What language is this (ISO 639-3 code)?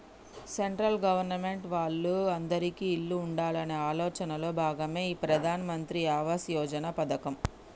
tel